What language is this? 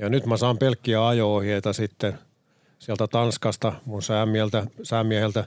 Finnish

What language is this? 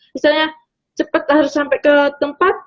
Indonesian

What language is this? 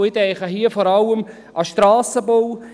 Swiss German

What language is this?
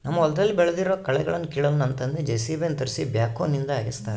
Kannada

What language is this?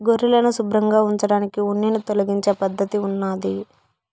Telugu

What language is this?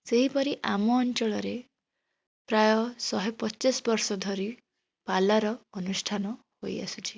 Odia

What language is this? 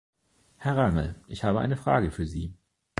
German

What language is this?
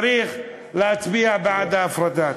Hebrew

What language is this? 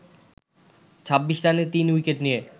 Bangla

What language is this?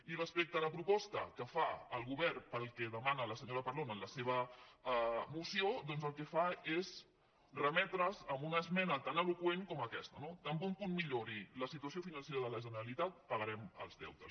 Catalan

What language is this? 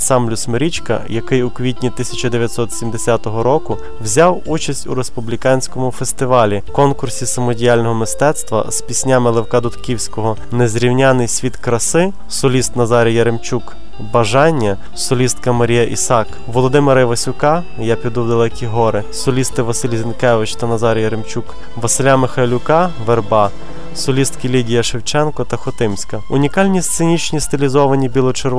Ukrainian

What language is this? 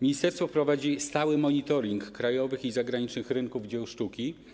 Polish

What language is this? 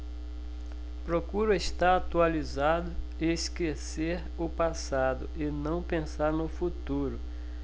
Portuguese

